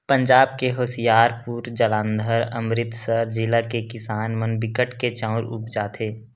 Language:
Chhattisgarhi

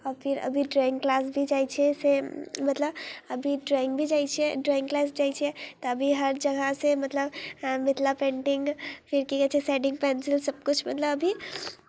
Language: Maithili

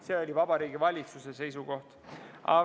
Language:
Estonian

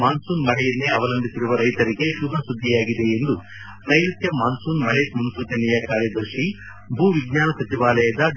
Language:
Kannada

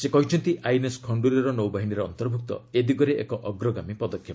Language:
Odia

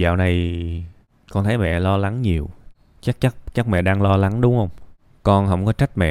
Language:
Vietnamese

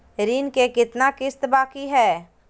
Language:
Magahi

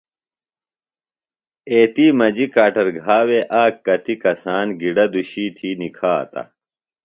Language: Phalura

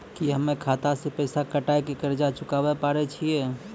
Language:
Maithili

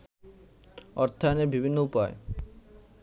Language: Bangla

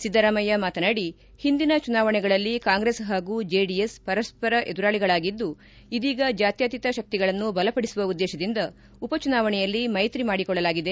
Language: Kannada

